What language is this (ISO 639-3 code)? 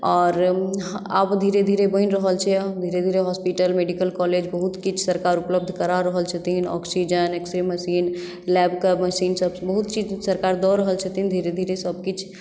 mai